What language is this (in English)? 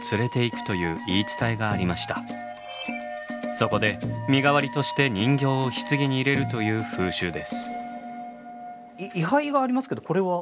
Japanese